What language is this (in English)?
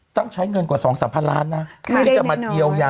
Thai